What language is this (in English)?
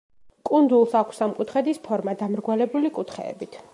Georgian